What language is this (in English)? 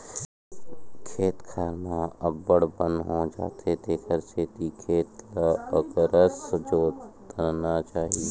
Chhattisgarhi